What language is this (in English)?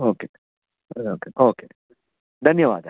Sanskrit